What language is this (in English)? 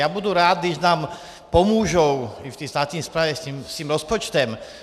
Czech